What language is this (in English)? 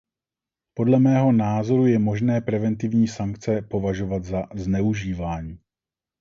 Czech